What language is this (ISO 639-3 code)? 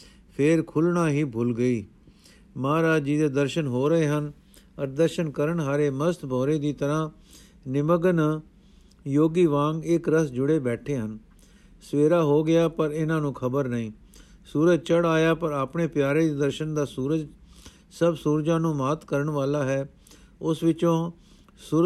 pan